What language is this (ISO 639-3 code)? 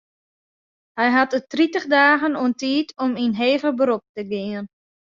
fry